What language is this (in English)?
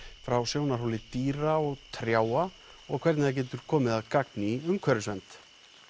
Icelandic